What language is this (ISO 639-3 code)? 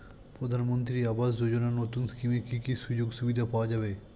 ben